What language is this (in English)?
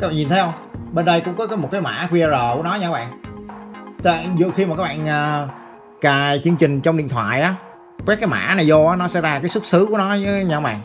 Vietnamese